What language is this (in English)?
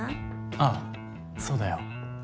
Japanese